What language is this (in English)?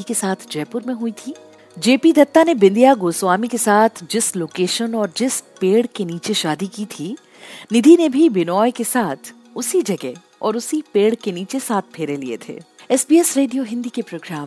Hindi